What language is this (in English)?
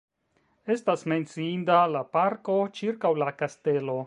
Esperanto